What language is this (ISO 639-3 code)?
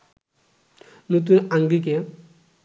ben